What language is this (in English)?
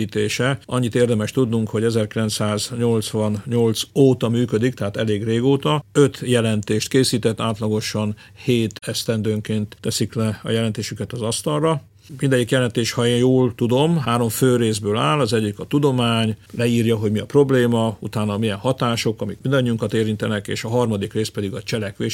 Hungarian